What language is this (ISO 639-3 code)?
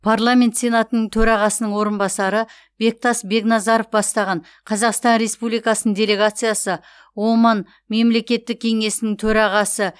kaz